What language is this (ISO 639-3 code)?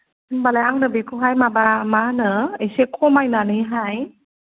brx